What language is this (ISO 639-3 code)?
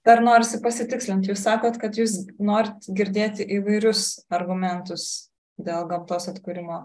lit